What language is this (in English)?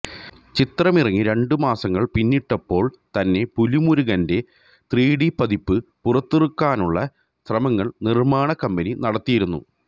Malayalam